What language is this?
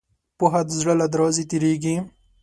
Pashto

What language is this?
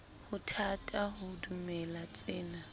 Southern Sotho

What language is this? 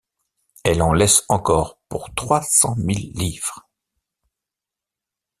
French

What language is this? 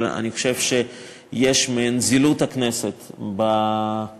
Hebrew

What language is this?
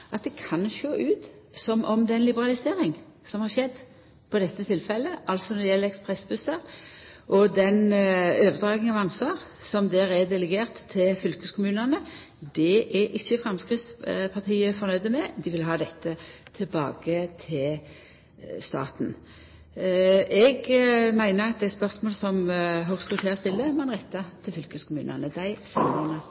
Norwegian Nynorsk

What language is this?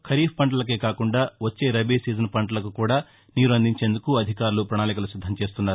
Telugu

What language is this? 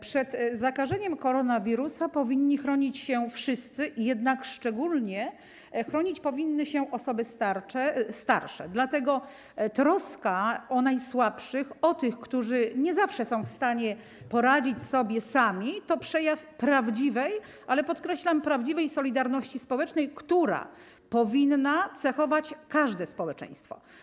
Polish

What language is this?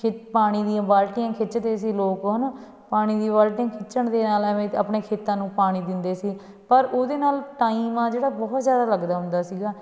Punjabi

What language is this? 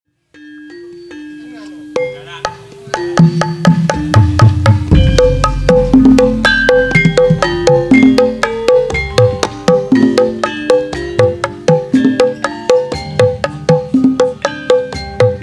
Indonesian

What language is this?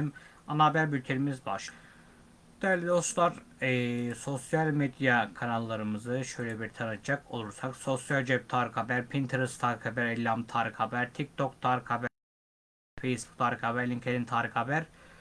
Turkish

